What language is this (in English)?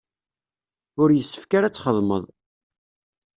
Kabyle